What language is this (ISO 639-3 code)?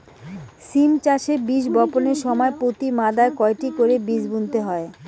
ben